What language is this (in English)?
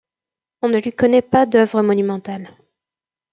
French